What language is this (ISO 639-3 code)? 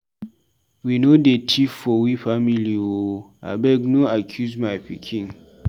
pcm